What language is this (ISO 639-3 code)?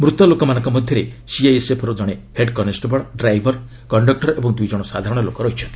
ori